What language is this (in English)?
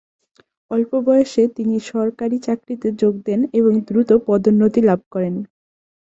Bangla